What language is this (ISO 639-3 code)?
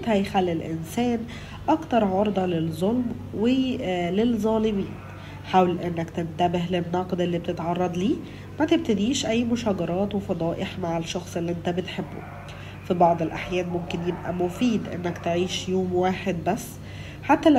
ara